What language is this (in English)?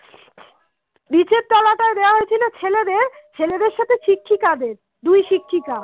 Bangla